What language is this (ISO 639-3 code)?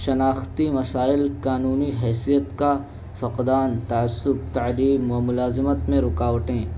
urd